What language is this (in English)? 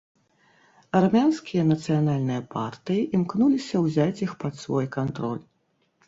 Belarusian